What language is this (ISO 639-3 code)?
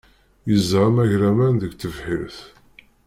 kab